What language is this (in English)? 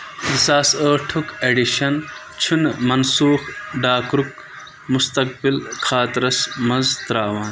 Kashmiri